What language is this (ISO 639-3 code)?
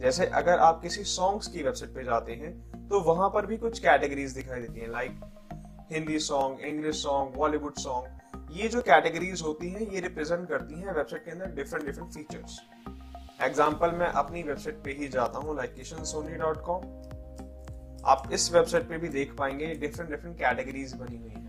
hin